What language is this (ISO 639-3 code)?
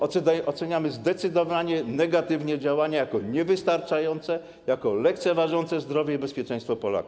pol